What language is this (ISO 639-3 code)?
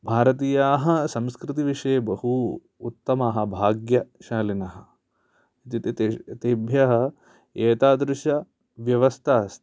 san